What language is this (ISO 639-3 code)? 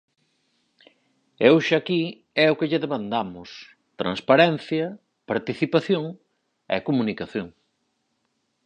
glg